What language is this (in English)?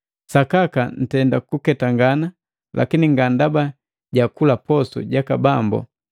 Matengo